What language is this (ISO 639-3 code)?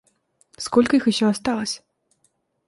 rus